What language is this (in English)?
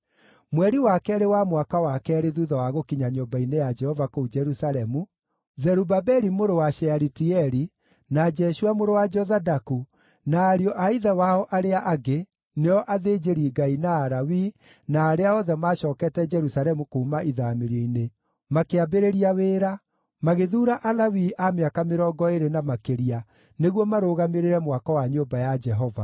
Kikuyu